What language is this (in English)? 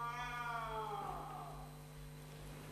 Hebrew